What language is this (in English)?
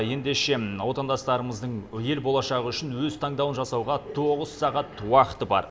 Kazakh